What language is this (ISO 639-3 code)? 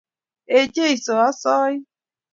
kln